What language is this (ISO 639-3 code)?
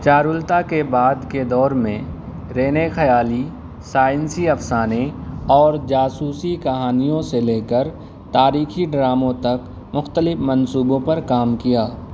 urd